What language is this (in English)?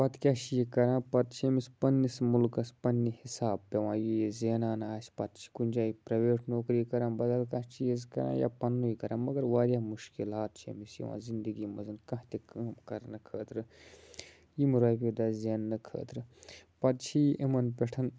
Kashmiri